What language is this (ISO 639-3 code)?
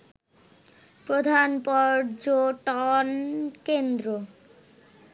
ben